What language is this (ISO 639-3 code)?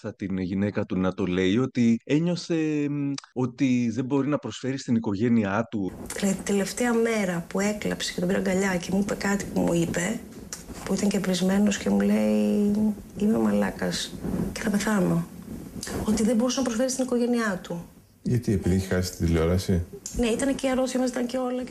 ell